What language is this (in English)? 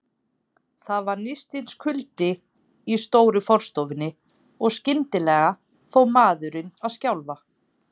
Icelandic